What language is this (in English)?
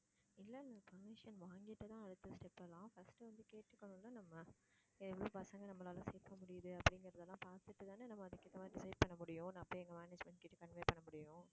Tamil